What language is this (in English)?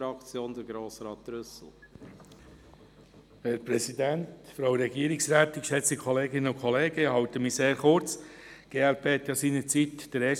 Swiss German